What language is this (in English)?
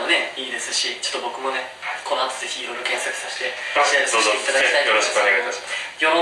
Japanese